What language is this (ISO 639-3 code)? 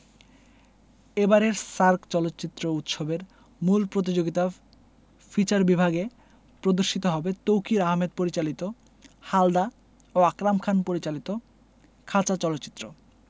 ben